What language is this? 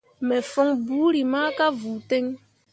Mundang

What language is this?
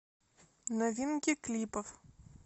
Russian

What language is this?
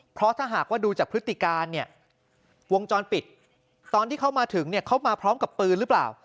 Thai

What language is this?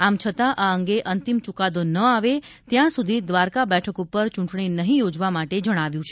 Gujarati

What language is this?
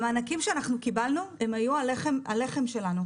Hebrew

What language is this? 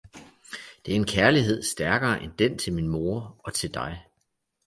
Danish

